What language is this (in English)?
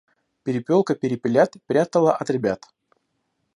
Russian